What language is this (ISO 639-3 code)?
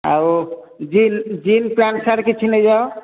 ori